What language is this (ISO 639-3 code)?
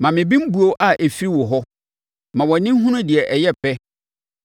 aka